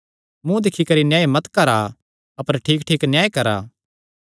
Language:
Kangri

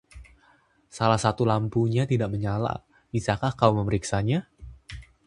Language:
Indonesian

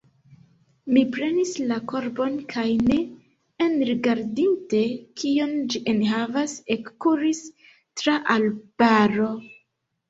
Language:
Esperanto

